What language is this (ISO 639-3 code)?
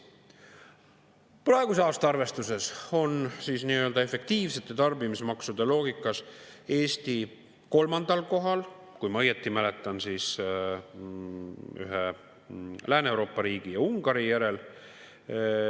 est